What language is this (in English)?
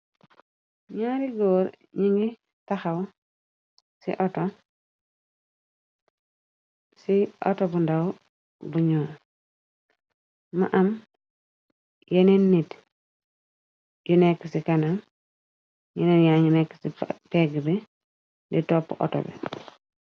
Wolof